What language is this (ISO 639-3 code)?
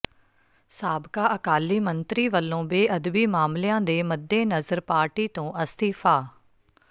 pan